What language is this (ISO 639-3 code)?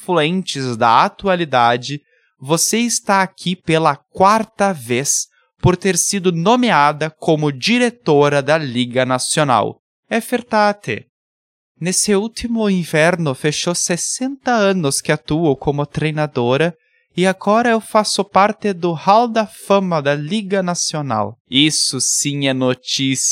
por